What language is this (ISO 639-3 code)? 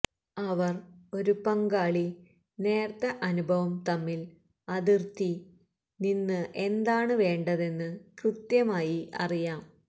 mal